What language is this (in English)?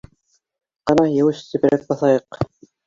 Bashkir